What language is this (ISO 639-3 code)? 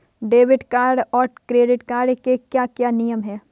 hin